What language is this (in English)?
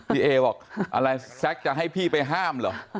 Thai